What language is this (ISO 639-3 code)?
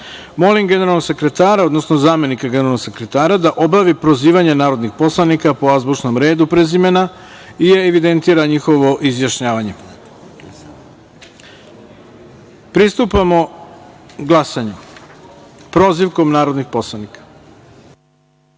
srp